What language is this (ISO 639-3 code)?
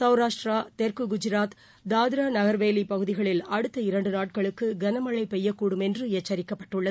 tam